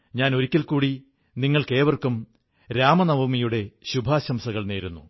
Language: Malayalam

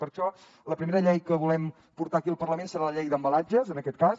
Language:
Catalan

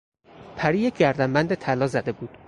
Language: Persian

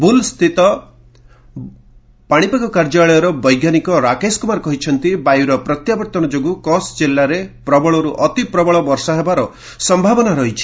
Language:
Odia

